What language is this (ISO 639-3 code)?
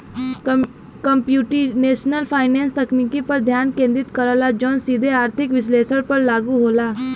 bho